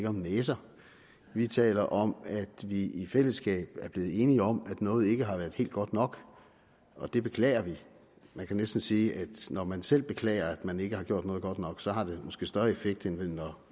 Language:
Danish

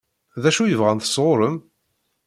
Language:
Kabyle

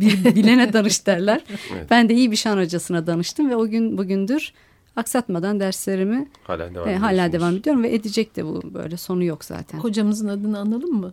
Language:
Turkish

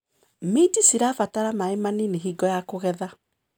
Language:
Kikuyu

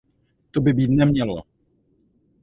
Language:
Czech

